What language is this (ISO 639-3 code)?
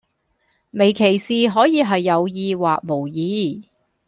yue